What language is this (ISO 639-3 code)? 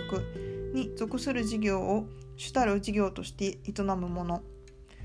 jpn